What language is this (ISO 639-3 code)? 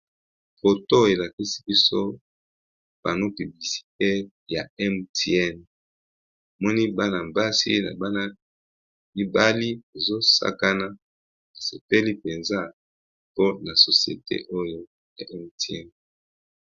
lin